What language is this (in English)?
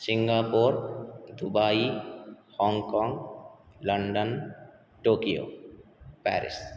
Sanskrit